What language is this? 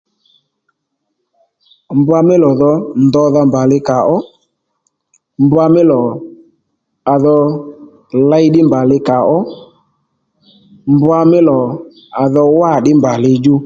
Lendu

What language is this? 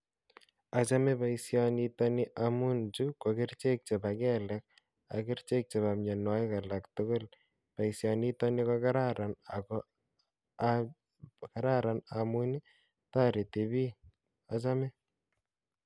Kalenjin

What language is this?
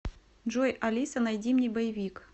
Russian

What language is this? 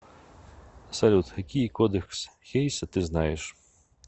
Russian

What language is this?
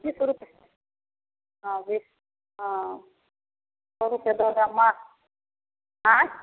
Maithili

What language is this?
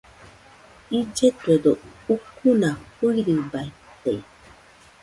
Nüpode Huitoto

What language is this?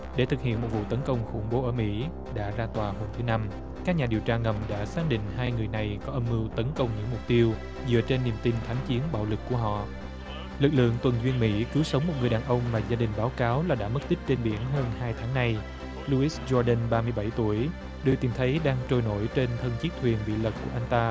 Vietnamese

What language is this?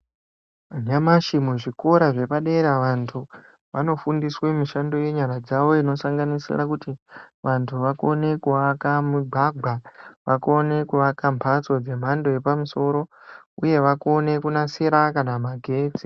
Ndau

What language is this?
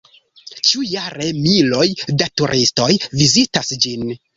Esperanto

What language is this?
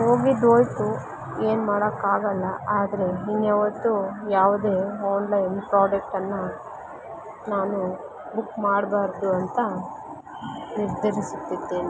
Kannada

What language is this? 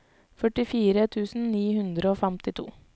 Norwegian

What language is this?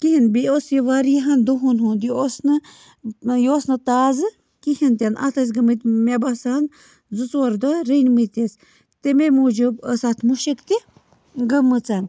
Kashmiri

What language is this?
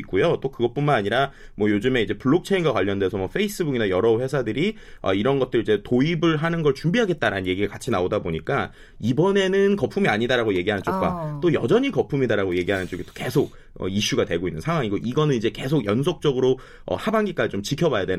Korean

